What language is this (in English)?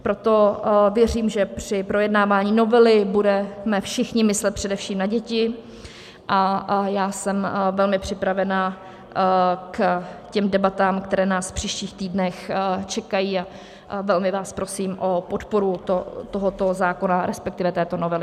Czech